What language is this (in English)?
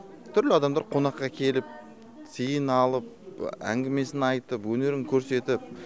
Kazakh